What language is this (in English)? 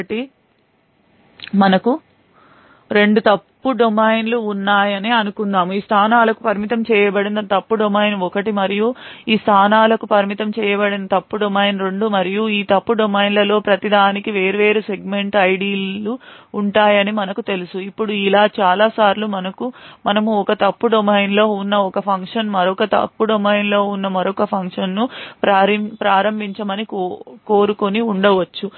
Telugu